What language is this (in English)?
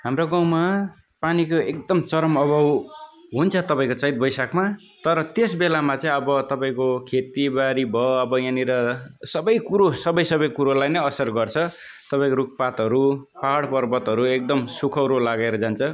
Nepali